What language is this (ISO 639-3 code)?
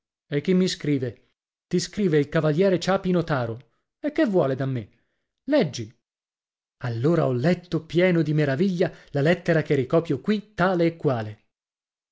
ita